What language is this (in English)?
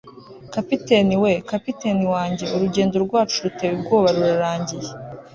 Kinyarwanda